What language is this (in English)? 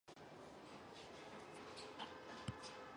Chinese